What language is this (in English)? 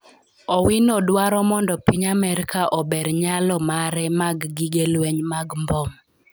Luo (Kenya and Tanzania)